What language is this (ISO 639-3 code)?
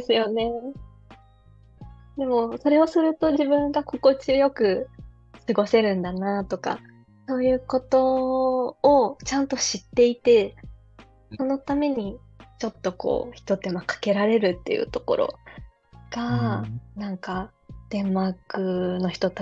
jpn